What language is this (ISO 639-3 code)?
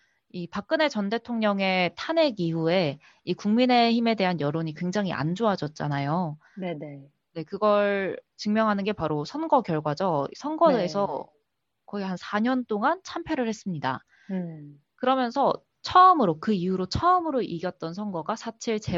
kor